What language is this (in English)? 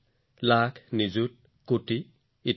Assamese